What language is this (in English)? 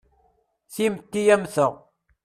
Kabyle